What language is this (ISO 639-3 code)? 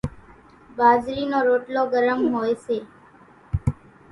gjk